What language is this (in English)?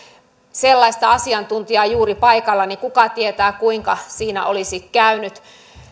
Finnish